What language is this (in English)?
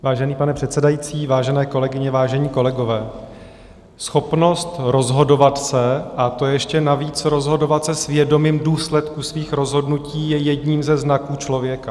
Czech